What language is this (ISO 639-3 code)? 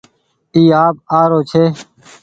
gig